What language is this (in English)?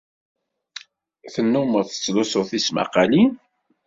Kabyle